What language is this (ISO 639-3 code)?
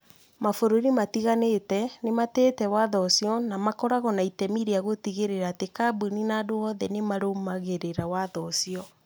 kik